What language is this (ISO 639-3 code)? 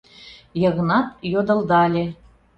chm